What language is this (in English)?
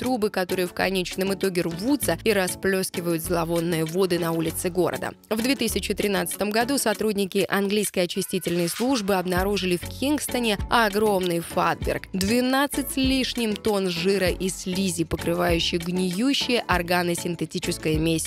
Russian